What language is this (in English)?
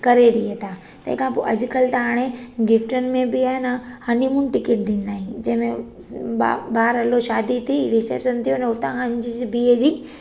Sindhi